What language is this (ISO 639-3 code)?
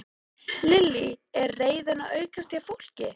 isl